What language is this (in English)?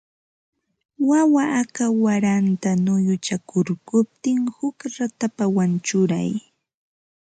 Ambo-Pasco Quechua